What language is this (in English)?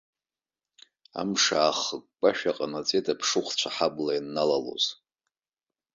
Abkhazian